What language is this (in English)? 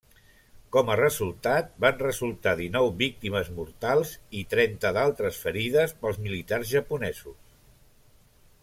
Catalan